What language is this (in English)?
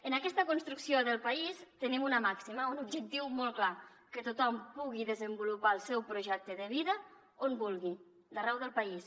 Catalan